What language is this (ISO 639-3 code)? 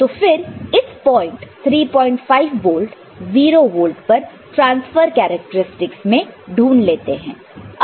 hin